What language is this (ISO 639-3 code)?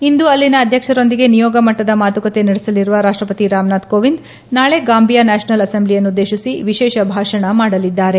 kan